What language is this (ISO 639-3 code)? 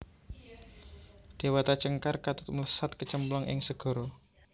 jav